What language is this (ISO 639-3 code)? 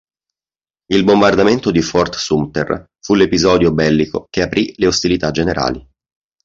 ita